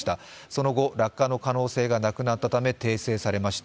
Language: Japanese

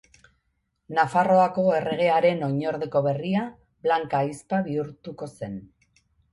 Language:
Basque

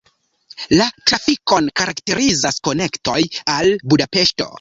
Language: Esperanto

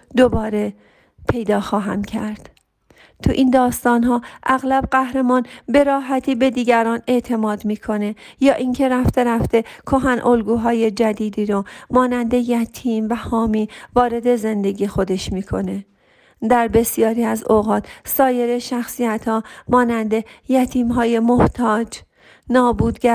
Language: Persian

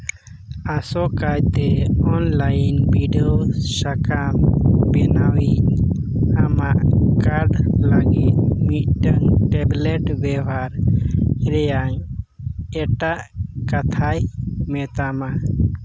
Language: Santali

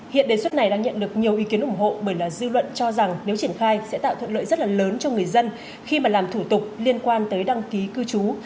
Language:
Vietnamese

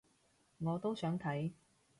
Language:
Cantonese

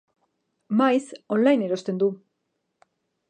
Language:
Basque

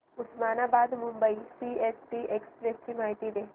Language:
Marathi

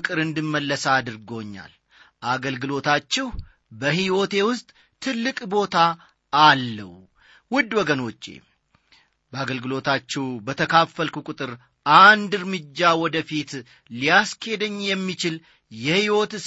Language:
Amharic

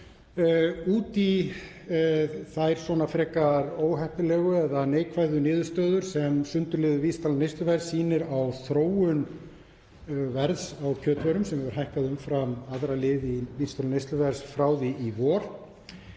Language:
Icelandic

